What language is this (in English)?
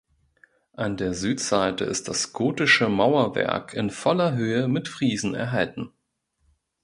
German